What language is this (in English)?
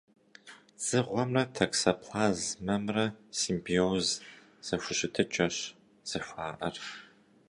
Kabardian